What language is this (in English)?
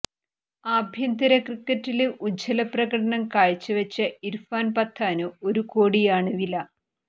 Malayalam